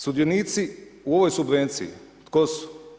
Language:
Croatian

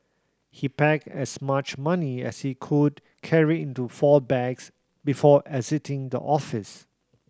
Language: English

